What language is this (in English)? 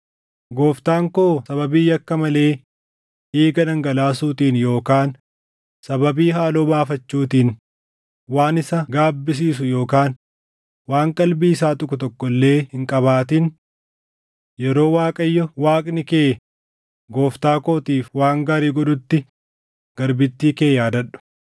Oromo